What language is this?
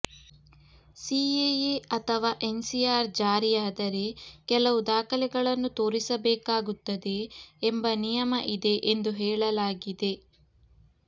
Kannada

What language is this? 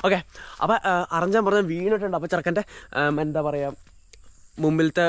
Malayalam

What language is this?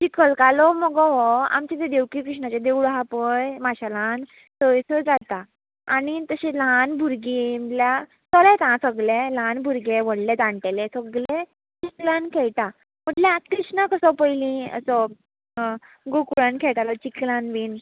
Konkani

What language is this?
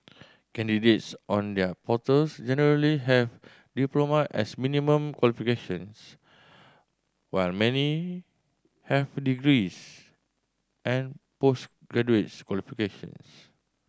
English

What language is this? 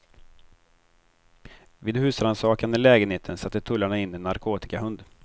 Swedish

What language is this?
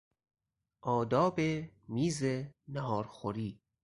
Persian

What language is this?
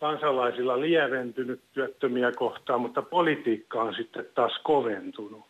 Finnish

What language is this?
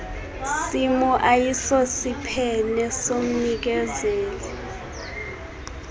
Xhosa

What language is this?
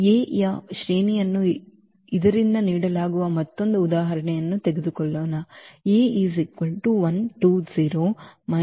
Kannada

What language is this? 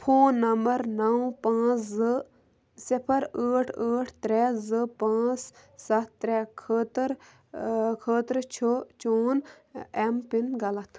Kashmiri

